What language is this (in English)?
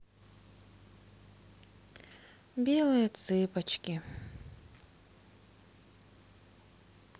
Russian